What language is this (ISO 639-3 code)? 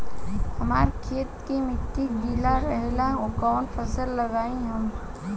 bho